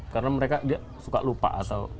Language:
Indonesian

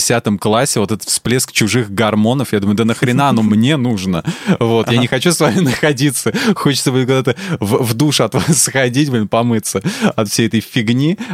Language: Russian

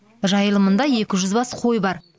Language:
Kazakh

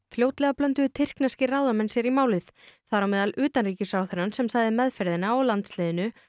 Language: Icelandic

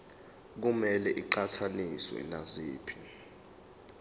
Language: Zulu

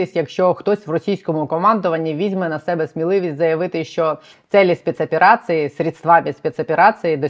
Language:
Ukrainian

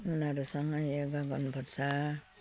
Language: Nepali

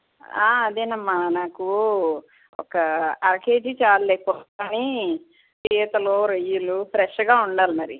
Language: Telugu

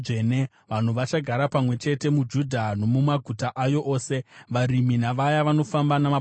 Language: Shona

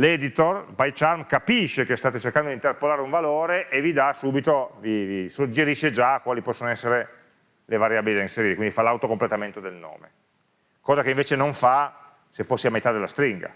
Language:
Italian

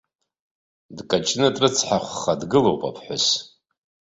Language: Abkhazian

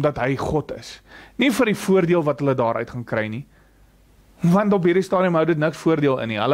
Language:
Dutch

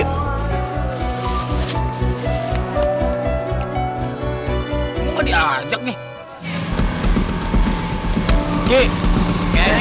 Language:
Indonesian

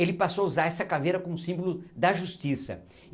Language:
Portuguese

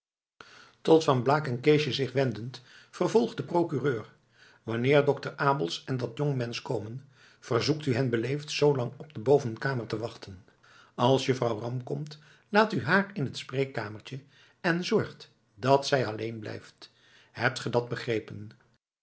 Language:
Dutch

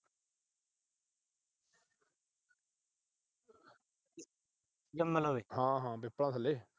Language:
Punjabi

